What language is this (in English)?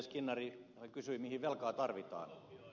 Finnish